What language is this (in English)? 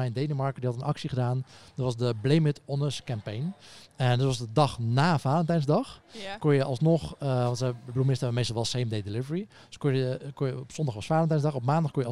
Dutch